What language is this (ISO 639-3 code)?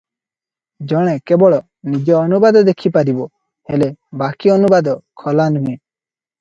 ori